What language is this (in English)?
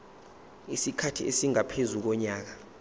Zulu